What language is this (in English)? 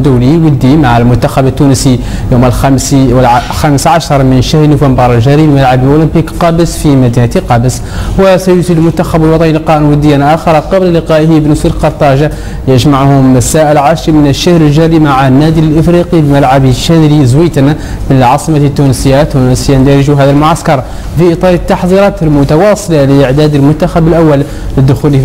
Arabic